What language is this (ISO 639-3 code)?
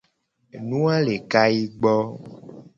gej